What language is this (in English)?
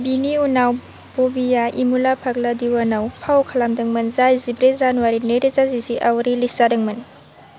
Bodo